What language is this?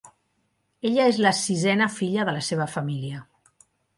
Catalan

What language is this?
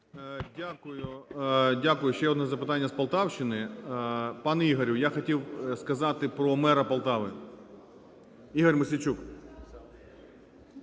Ukrainian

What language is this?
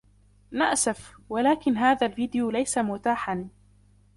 Arabic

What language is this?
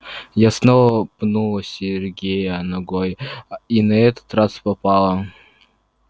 Russian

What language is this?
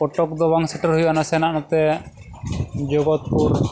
Santali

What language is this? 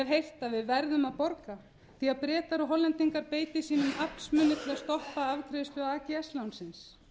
Icelandic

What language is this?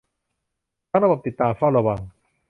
Thai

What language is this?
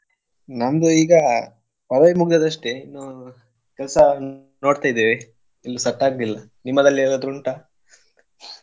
Kannada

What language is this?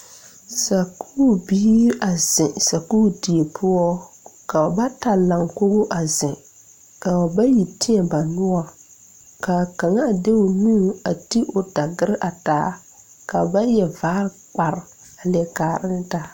Southern Dagaare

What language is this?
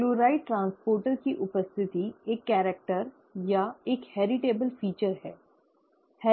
Hindi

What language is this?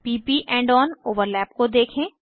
Hindi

